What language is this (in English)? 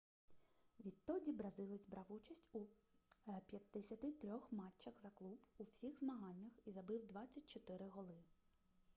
Ukrainian